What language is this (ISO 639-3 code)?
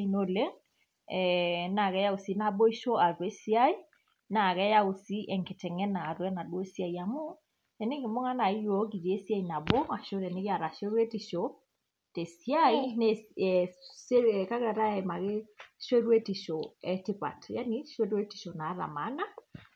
mas